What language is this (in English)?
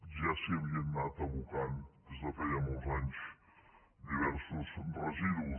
Catalan